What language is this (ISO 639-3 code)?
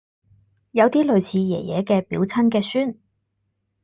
yue